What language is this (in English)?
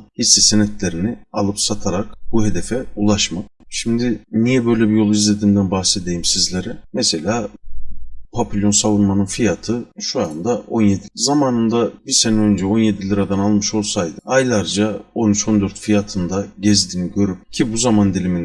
Turkish